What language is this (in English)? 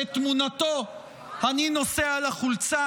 Hebrew